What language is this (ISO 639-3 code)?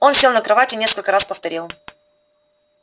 rus